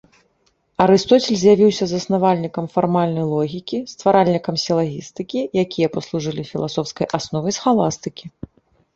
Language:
Belarusian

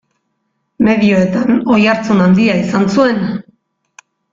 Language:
Basque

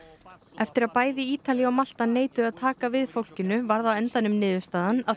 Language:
Icelandic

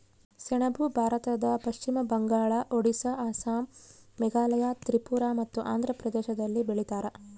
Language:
Kannada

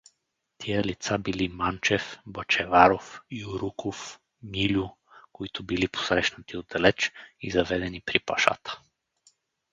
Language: Bulgarian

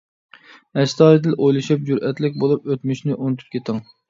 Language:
Uyghur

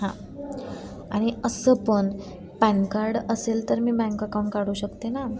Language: Marathi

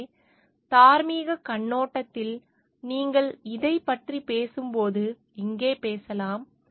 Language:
Tamil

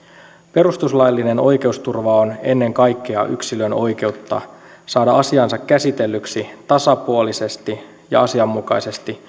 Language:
Finnish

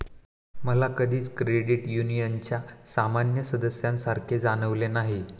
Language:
Marathi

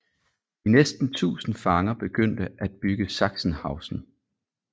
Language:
Danish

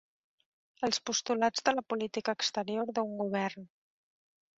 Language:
Catalan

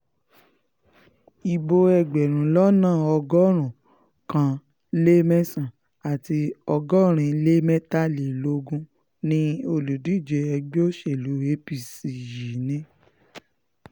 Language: Yoruba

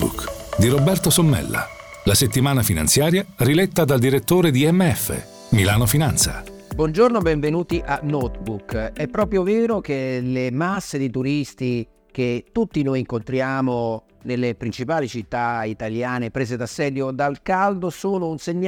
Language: Italian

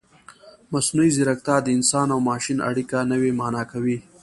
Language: Pashto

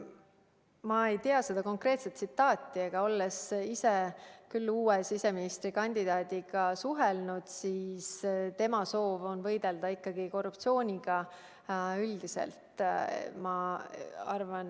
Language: Estonian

